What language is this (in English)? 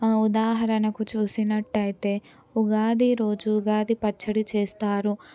Telugu